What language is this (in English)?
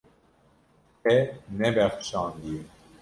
Kurdish